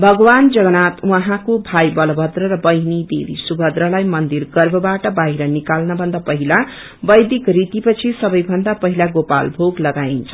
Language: Nepali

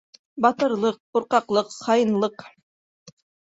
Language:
Bashkir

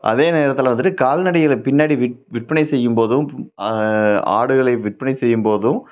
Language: Tamil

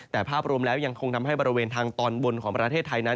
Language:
Thai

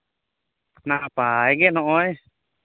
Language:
Santali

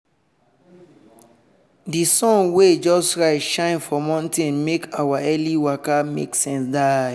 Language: Nigerian Pidgin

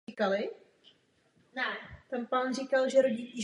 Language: Czech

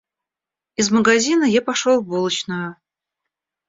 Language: Russian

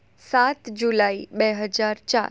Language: Gujarati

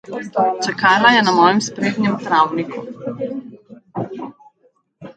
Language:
Slovenian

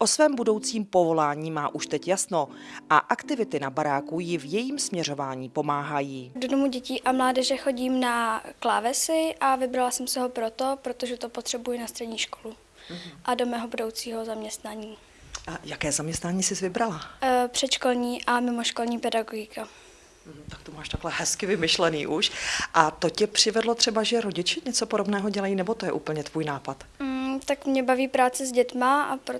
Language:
Czech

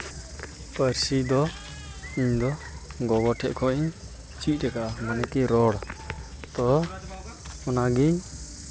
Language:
Santali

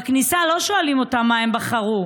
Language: Hebrew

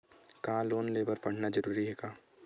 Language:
Chhattisgarhi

